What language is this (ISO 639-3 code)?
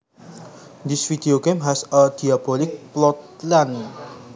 jav